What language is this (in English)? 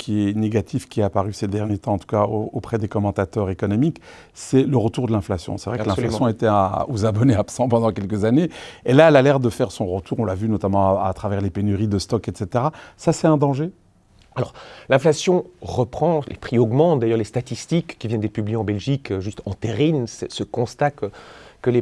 French